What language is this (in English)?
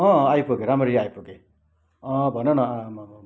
Nepali